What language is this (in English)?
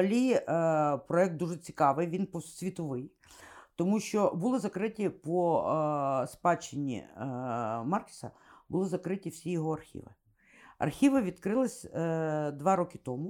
Ukrainian